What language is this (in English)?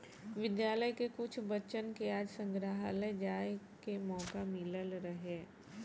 Bhojpuri